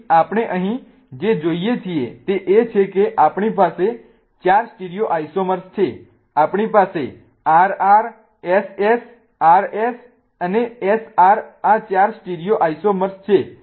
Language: Gujarati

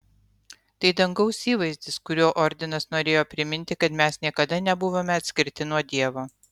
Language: Lithuanian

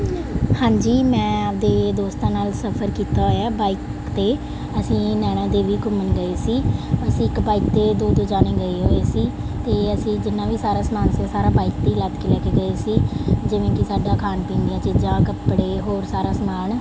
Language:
Punjabi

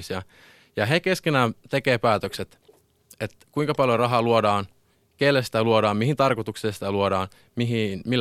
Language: Finnish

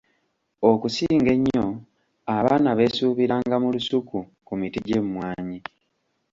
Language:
Ganda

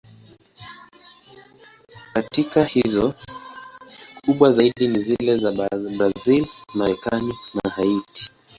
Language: Swahili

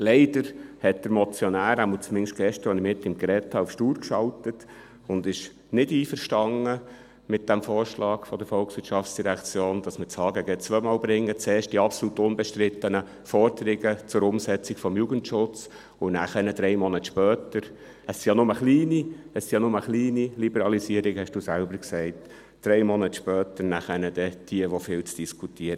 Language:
Swiss German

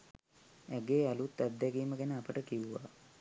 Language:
Sinhala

